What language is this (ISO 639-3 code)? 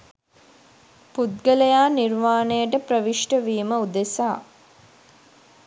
sin